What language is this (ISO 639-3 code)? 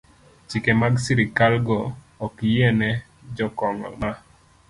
luo